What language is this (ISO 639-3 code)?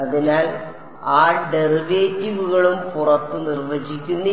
mal